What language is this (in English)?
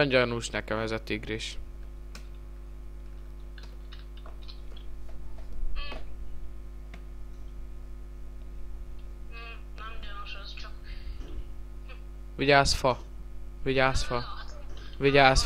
Hungarian